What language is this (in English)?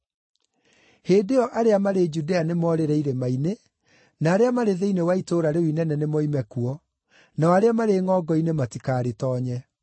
Kikuyu